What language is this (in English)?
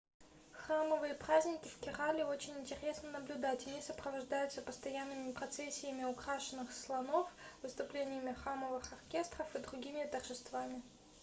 Russian